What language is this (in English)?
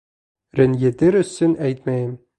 Bashkir